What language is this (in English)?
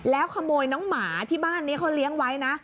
Thai